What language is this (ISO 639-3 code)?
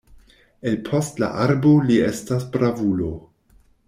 epo